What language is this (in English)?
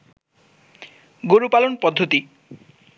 Bangla